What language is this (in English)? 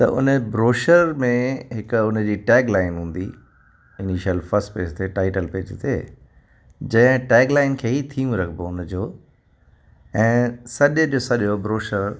Sindhi